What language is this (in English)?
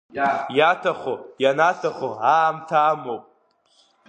Abkhazian